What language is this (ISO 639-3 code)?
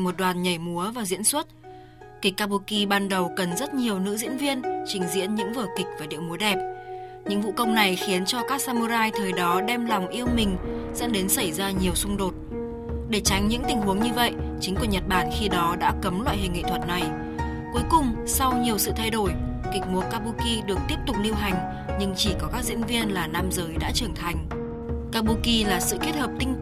vie